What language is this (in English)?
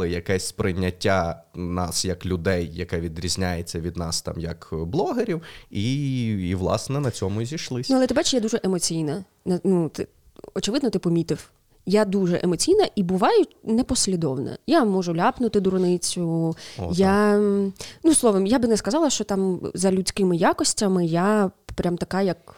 Ukrainian